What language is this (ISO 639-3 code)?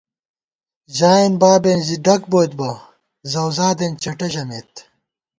gwt